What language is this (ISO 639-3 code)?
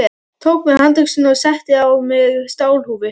isl